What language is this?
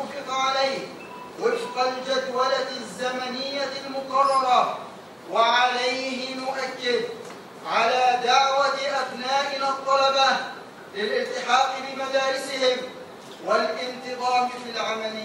Arabic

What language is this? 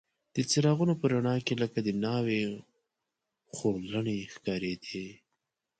Pashto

